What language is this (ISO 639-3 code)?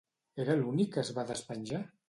cat